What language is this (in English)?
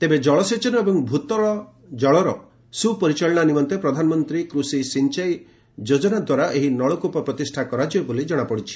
Odia